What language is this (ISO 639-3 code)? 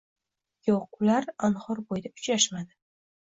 uzb